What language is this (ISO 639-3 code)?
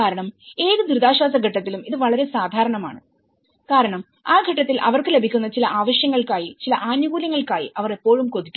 mal